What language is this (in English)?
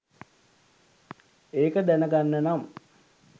Sinhala